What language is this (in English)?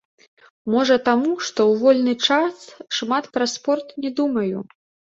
Belarusian